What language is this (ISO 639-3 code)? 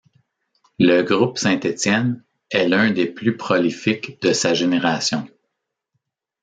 fra